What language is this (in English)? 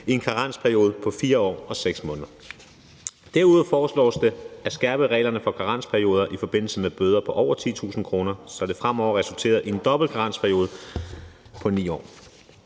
Danish